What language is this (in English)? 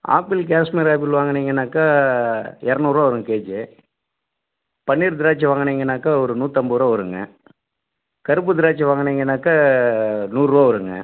Tamil